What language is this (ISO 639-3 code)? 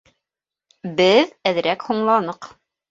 bak